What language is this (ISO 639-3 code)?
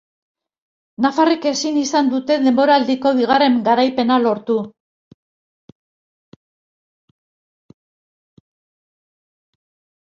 eus